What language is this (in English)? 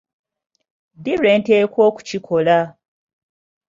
Ganda